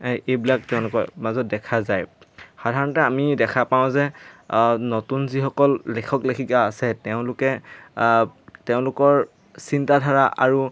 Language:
Assamese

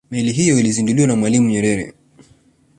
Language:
Swahili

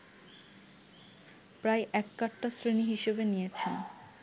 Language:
Bangla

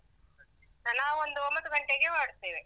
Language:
Kannada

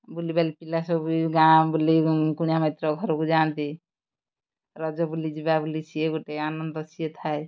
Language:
Odia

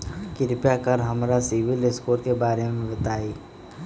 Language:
Magahi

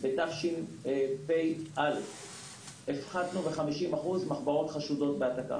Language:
Hebrew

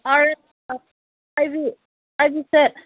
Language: Manipuri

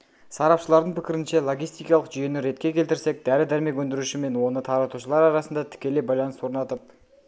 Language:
Kazakh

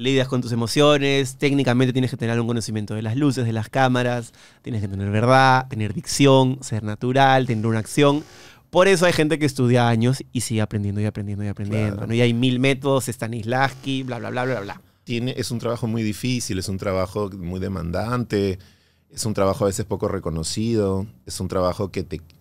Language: Spanish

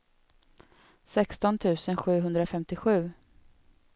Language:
Swedish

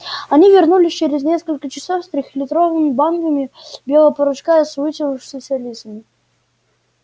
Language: Russian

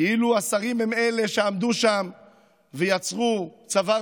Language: Hebrew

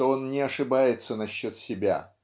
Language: Russian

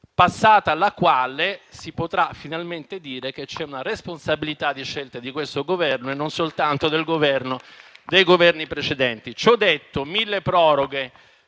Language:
Italian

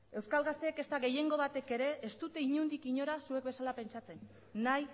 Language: Basque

